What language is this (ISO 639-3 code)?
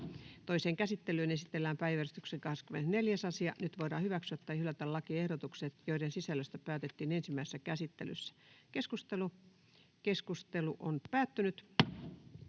fin